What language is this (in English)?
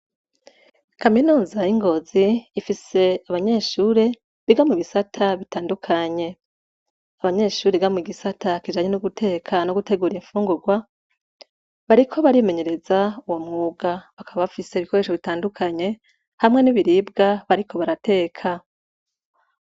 Rundi